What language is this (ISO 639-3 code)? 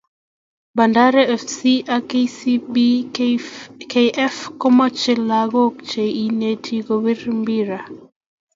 kln